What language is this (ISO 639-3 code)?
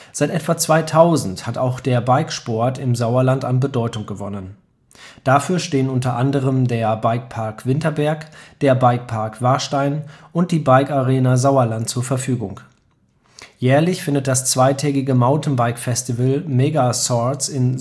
deu